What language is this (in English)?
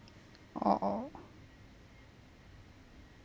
English